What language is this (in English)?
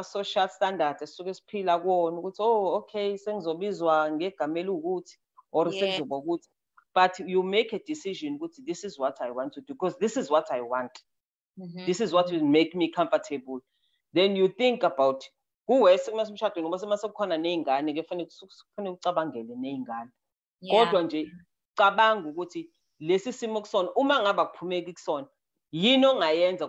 English